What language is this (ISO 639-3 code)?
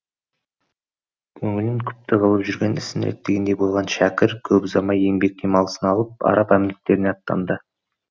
kaz